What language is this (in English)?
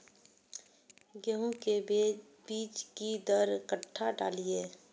Maithili